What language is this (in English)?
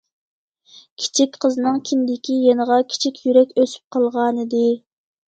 Uyghur